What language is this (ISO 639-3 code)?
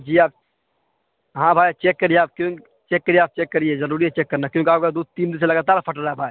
urd